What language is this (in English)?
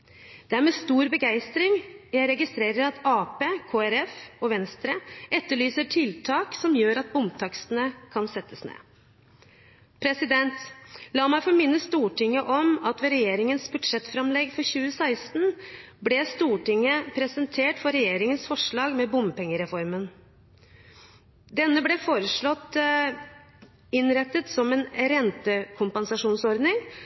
Norwegian Bokmål